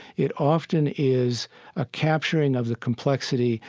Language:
English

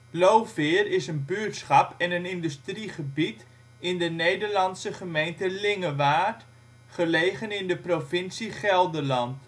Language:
Dutch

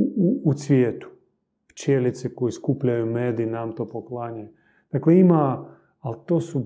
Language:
Croatian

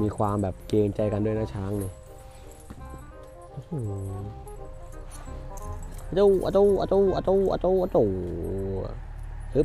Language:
Thai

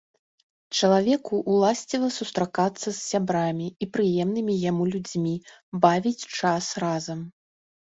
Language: Belarusian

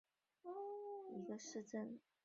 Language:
Chinese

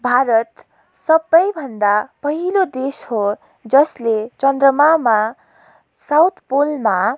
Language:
Nepali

